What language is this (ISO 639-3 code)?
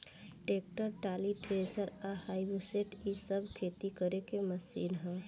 bho